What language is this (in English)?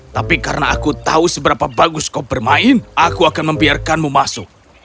Indonesian